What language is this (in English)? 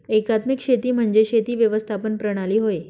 Marathi